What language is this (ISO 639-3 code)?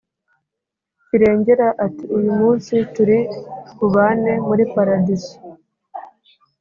kin